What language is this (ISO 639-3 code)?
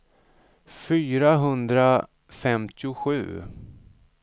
swe